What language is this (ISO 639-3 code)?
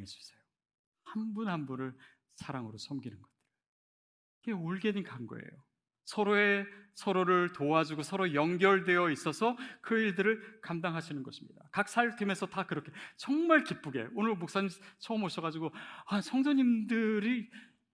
kor